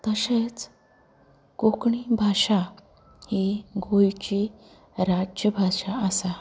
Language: Konkani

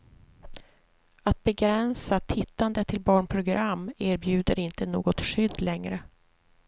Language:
Swedish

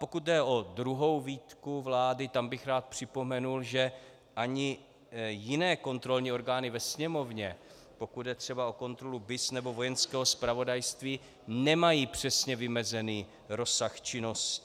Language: Czech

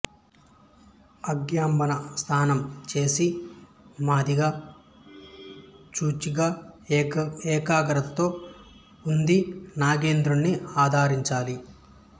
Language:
Telugu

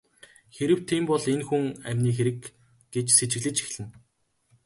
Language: Mongolian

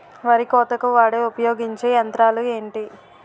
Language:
Telugu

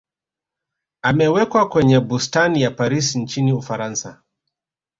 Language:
Swahili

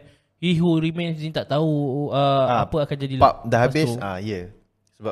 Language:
Malay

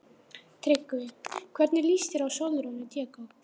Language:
Icelandic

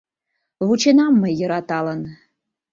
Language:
Mari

